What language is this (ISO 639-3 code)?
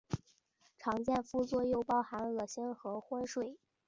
zho